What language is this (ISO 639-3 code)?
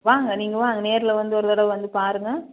tam